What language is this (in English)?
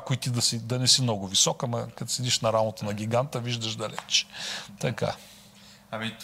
Bulgarian